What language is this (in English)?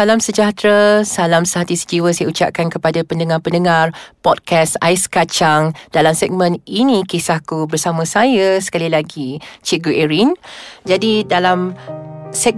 Malay